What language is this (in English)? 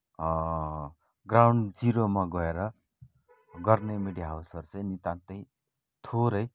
Nepali